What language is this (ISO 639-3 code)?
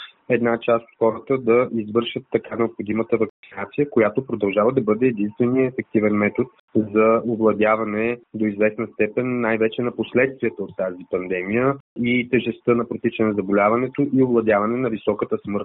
bul